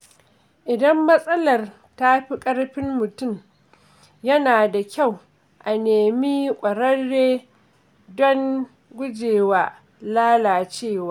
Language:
Hausa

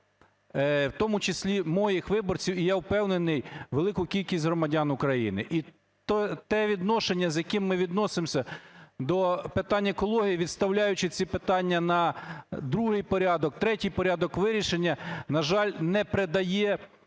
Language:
Ukrainian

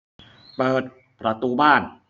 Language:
Thai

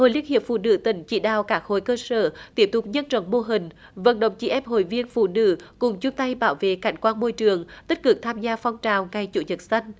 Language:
Vietnamese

